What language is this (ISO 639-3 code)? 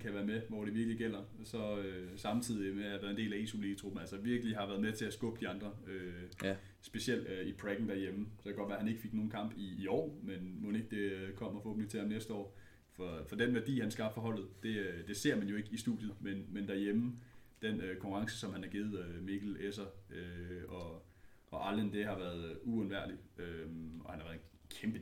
dan